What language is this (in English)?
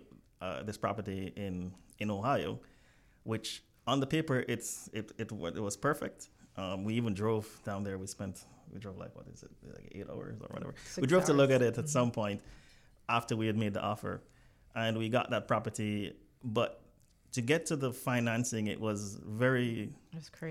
English